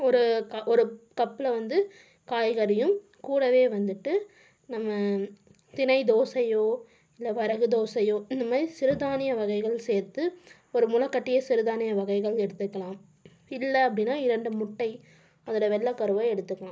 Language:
Tamil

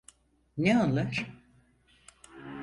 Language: Turkish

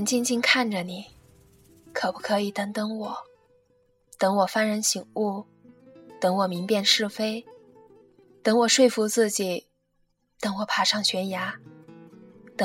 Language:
Chinese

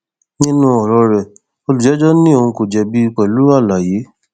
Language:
Yoruba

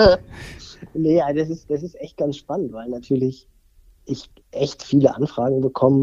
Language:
German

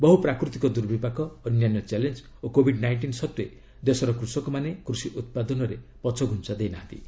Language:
Odia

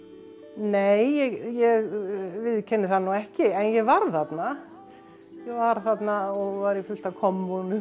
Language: Icelandic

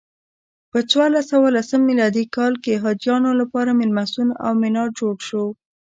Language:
Pashto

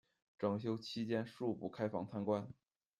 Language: Chinese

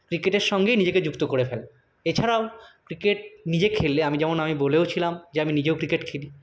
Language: Bangla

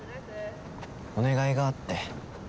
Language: Japanese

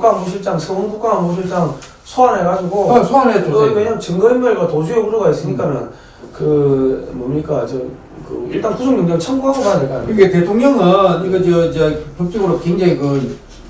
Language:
Korean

